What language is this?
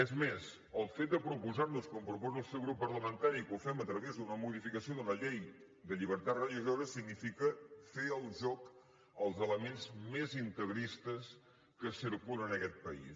Catalan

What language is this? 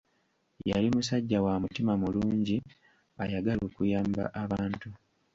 Ganda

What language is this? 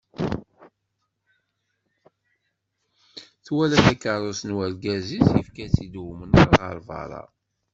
Kabyle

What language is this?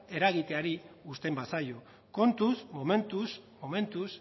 Basque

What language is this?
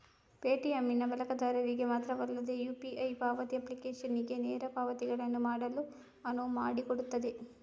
Kannada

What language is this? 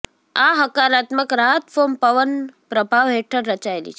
Gujarati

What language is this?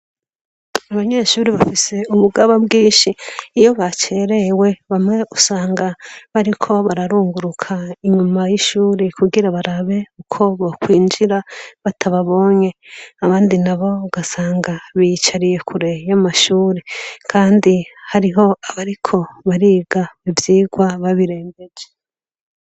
Rundi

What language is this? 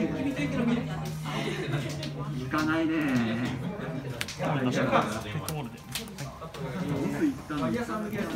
Japanese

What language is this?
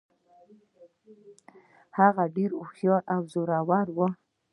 Pashto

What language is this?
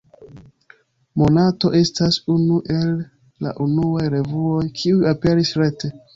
Esperanto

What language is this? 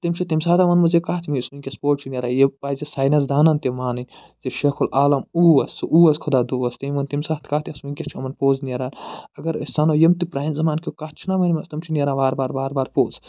Kashmiri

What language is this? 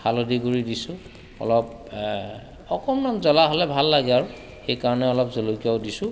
Assamese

